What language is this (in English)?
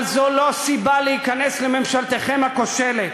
Hebrew